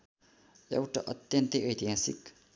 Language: Nepali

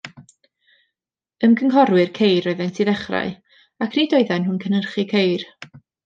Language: Welsh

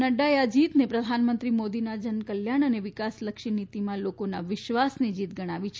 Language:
Gujarati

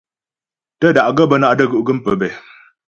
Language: Ghomala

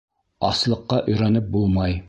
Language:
Bashkir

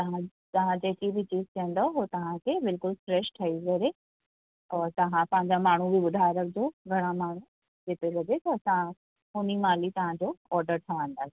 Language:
Sindhi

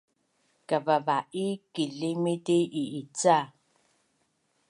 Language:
Bunun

